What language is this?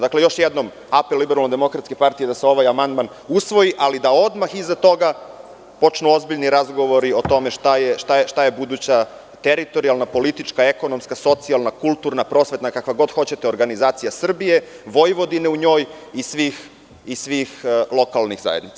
Serbian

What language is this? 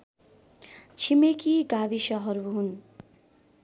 Nepali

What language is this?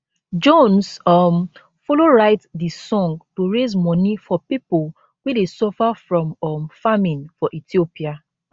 Nigerian Pidgin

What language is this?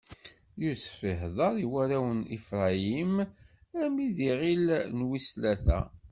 Kabyle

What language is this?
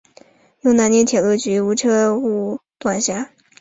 Chinese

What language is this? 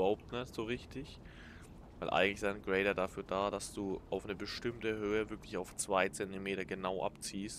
German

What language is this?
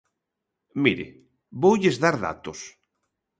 Galician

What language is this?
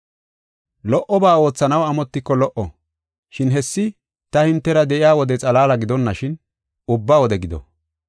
Gofa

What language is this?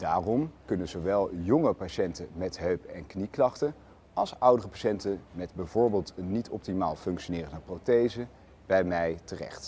Dutch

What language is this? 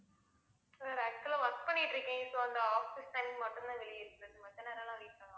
Tamil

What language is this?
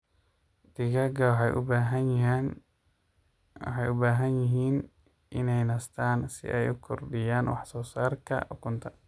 Somali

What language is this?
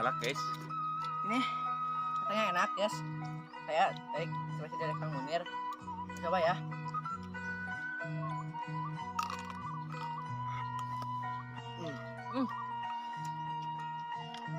Indonesian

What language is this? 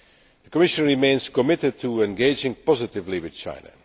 English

